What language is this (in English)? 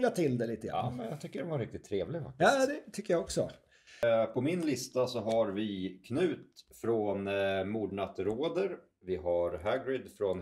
Swedish